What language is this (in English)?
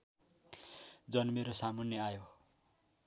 Nepali